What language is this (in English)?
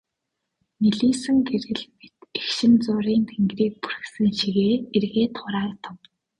Mongolian